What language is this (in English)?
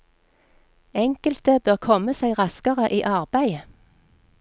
Norwegian